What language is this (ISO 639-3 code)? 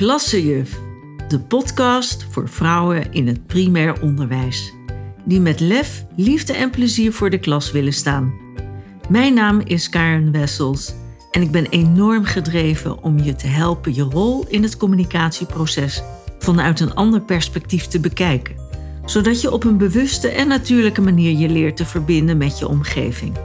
nld